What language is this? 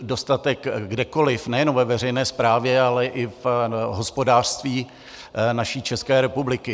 Czech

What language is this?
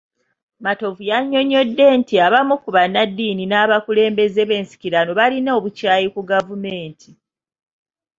Ganda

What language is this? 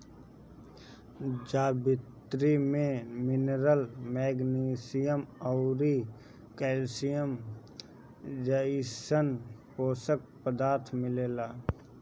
Bhojpuri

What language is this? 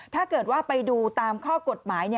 Thai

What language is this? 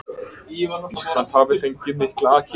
Icelandic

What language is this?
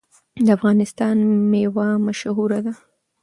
Pashto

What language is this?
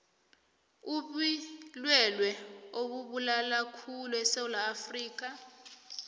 South Ndebele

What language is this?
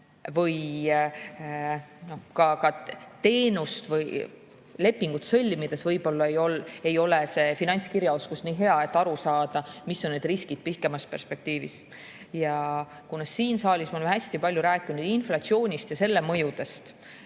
Estonian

